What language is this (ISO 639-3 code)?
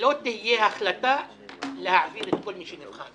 heb